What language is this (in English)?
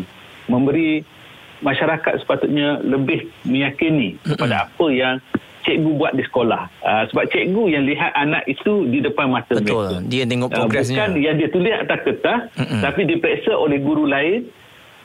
Malay